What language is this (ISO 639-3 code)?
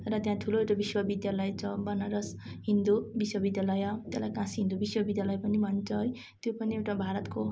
nep